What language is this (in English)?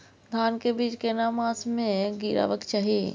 Maithili